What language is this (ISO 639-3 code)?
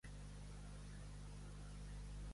cat